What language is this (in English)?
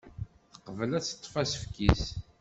Kabyle